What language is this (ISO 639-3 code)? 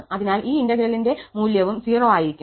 mal